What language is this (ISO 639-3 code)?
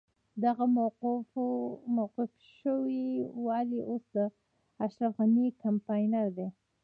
pus